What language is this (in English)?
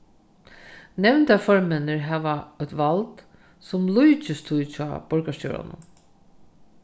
Faroese